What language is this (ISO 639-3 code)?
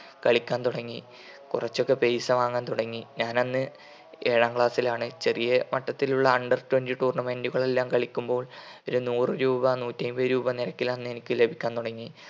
mal